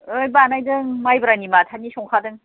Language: Bodo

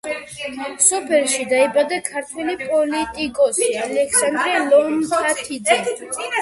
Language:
Georgian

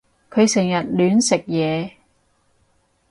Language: Cantonese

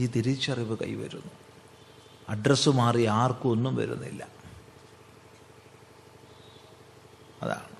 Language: Malayalam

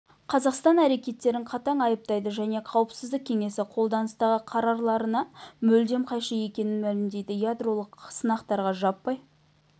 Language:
Kazakh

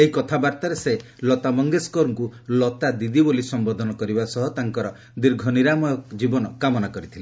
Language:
Odia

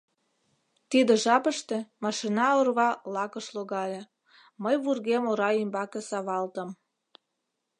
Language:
Mari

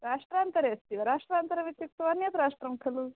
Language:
Sanskrit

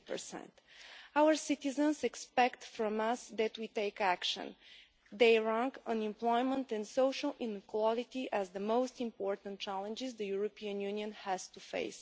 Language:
English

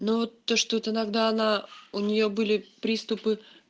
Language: Russian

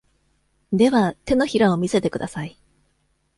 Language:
Japanese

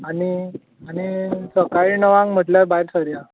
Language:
Konkani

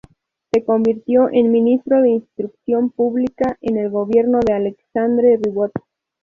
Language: Spanish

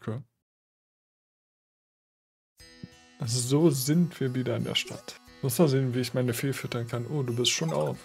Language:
German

